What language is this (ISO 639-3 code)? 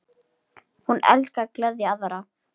isl